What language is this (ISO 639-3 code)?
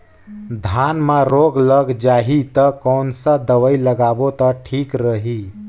hne